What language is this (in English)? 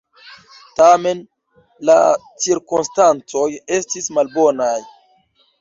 Esperanto